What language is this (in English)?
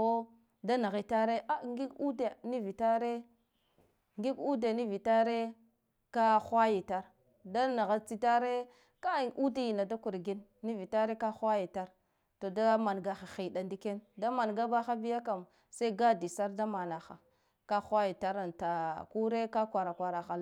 Guduf-Gava